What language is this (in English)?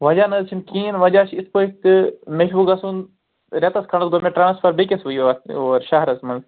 Kashmiri